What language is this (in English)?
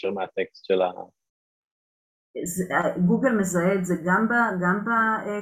Hebrew